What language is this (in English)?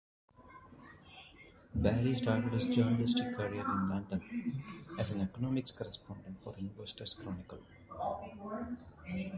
English